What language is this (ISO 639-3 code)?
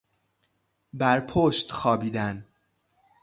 fas